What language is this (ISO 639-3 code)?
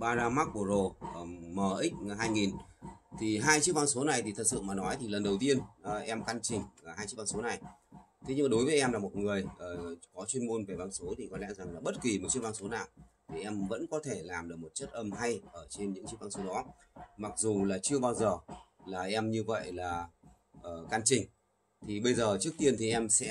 vie